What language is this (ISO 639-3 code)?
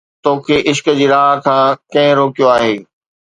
snd